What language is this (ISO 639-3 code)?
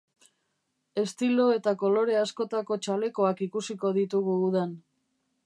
eus